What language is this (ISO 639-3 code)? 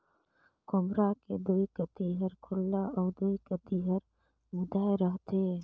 hne